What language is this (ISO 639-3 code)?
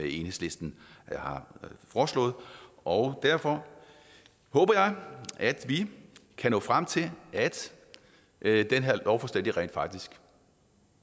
dan